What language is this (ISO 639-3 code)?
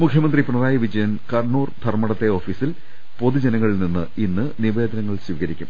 mal